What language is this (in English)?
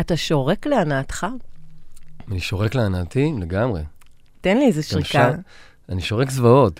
Hebrew